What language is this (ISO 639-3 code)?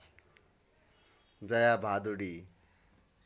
nep